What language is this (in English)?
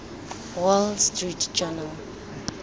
Tswana